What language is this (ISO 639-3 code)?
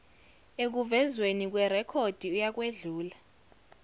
zul